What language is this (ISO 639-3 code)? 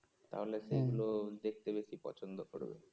ben